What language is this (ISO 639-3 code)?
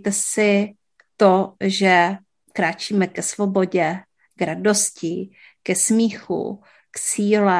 ces